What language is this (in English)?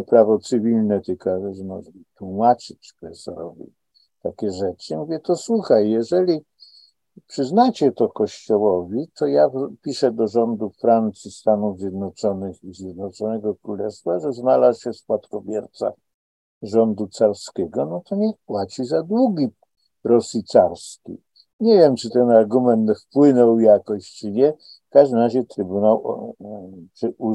Polish